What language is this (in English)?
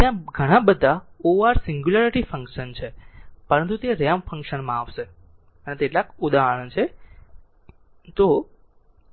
Gujarati